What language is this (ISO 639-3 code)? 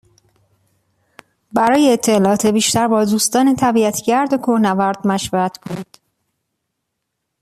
fas